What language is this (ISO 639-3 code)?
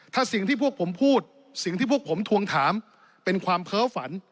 tha